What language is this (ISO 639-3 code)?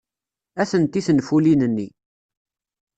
kab